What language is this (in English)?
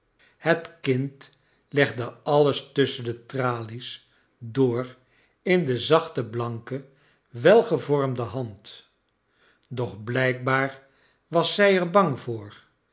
Dutch